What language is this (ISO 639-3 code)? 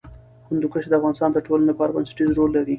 pus